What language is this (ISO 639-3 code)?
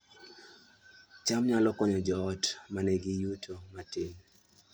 luo